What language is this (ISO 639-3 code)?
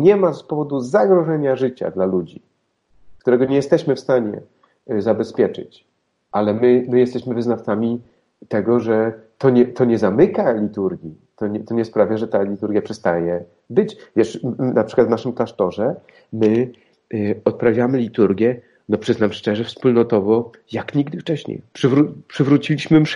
pol